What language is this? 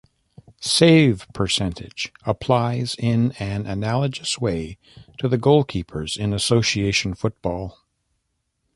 English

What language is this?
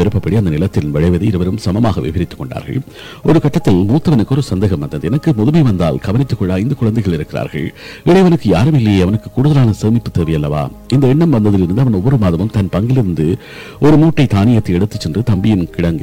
Tamil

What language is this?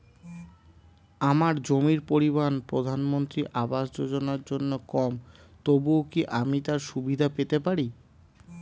Bangla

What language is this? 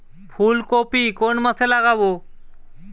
Bangla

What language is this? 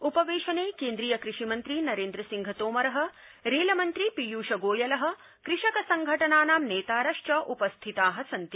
Sanskrit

